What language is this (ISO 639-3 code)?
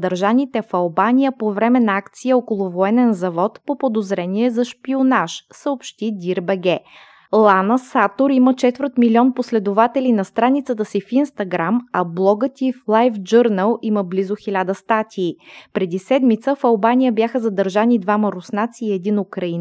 bul